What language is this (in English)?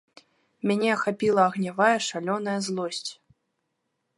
Belarusian